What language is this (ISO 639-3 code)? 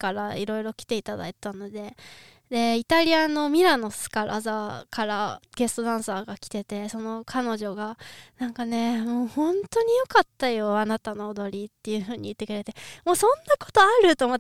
jpn